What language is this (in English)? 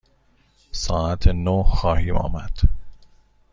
Persian